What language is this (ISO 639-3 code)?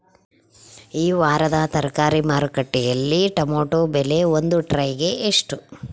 kan